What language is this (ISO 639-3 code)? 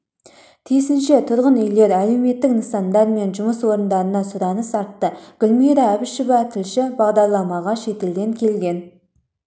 kaz